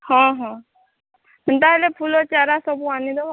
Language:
Odia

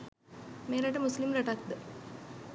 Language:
Sinhala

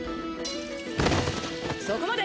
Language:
Japanese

